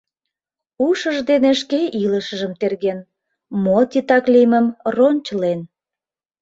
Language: Mari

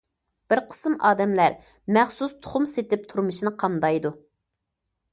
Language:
Uyghur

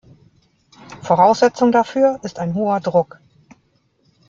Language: German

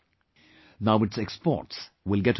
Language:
English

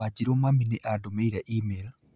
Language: Kikuyu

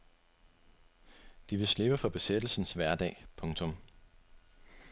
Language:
Danish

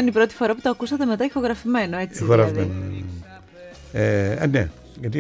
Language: Greek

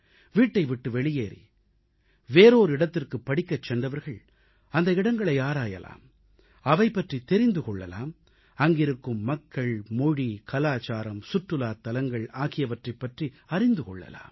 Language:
Tamil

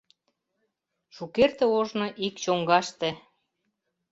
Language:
Mari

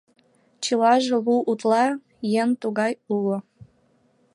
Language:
Mari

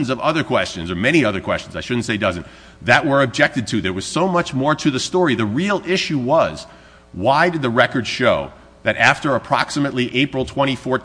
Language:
English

